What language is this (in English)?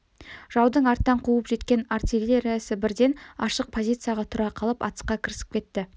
Kazakh